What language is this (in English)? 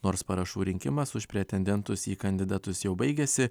Lithuanian